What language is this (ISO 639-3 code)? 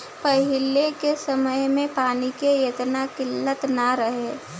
bho